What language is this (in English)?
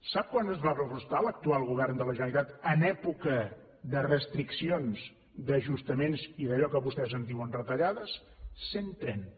Catalan